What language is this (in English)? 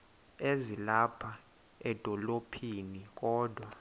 Xhosa